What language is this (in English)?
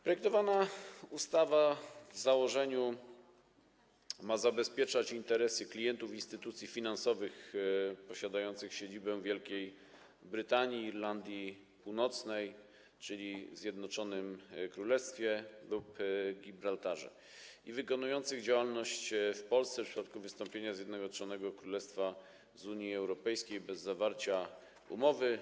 Polish